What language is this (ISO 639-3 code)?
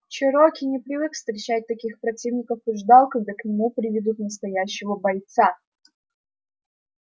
rus